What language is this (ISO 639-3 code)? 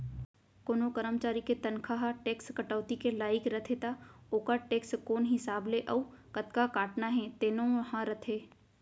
hne